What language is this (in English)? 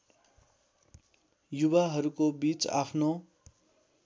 Nepali